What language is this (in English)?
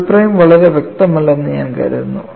Malayalam